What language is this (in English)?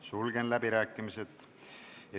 Estonian